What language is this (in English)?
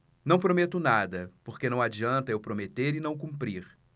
Portuguese